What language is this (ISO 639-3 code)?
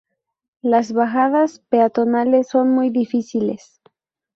spa